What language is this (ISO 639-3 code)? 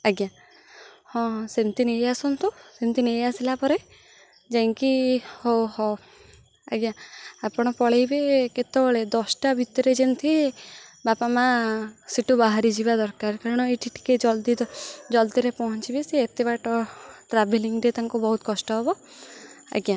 ori